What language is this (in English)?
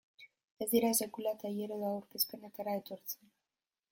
Basque